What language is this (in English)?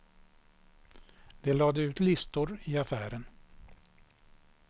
Swedish